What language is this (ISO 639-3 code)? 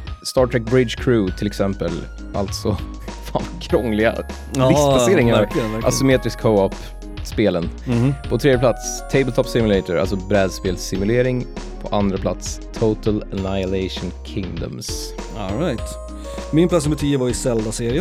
swe